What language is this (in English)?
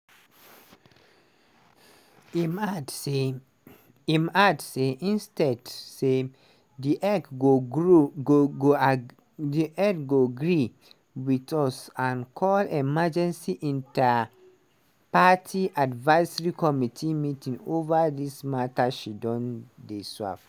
Nigerian Pidgin